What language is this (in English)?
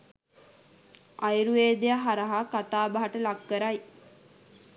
Sinhala